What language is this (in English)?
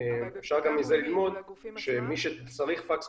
Hebrew